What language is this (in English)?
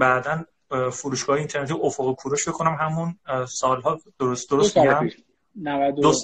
Persian